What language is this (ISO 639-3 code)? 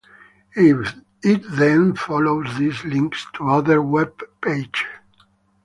eng